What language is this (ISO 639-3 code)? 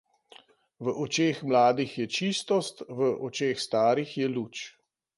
slv